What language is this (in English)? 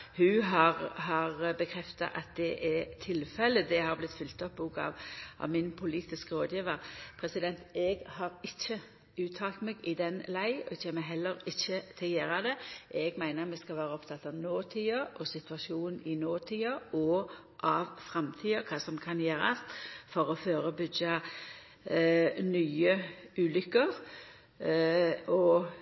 Norwegian Nynorsk